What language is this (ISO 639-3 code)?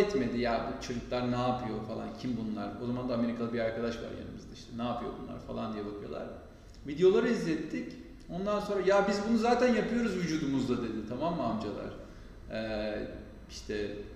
tur